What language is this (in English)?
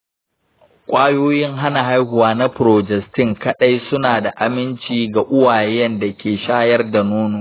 Hausa